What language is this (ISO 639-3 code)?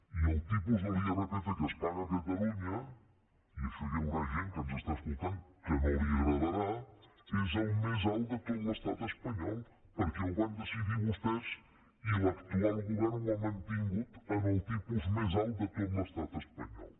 cat